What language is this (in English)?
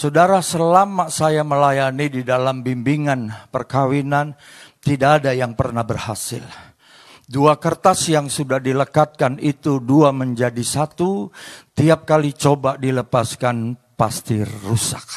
Indonesian